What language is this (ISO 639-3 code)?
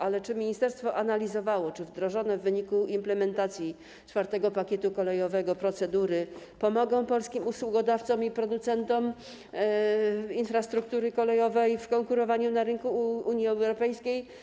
pol